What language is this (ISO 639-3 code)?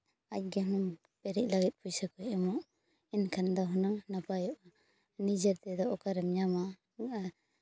sat